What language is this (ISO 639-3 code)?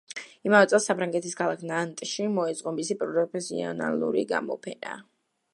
kat